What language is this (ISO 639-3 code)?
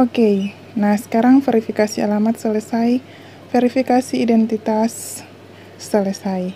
ind